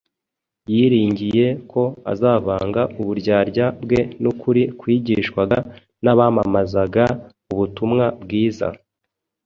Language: Kinyarwanda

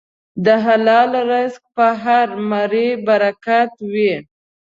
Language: Pashto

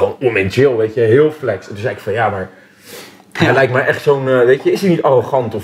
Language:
Dutch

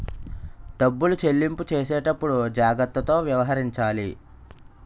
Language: Telugu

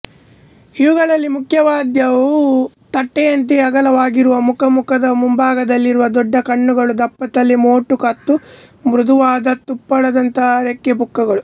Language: Kannada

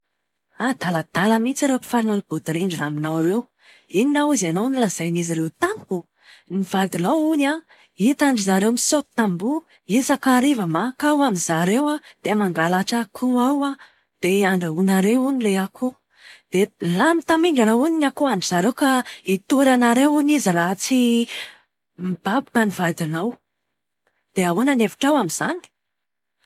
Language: Malagasy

